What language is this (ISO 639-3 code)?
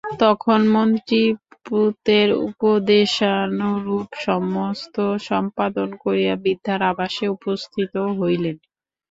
ben